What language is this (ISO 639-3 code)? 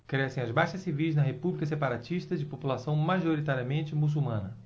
por